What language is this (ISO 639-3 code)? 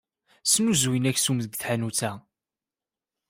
kab